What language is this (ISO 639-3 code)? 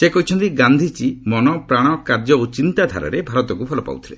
ori